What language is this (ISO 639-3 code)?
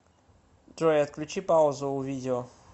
rus